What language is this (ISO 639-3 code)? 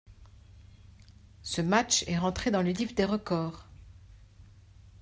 fra